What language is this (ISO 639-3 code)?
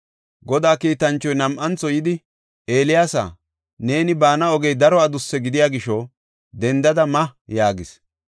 gof